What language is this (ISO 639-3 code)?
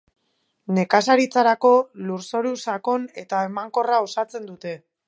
eus